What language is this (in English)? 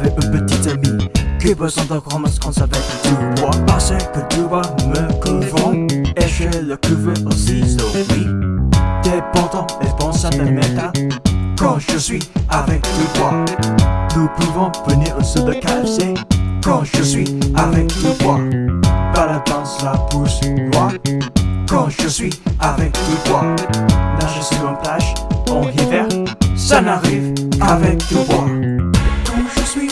French